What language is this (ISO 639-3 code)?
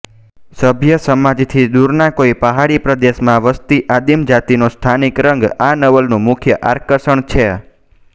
guj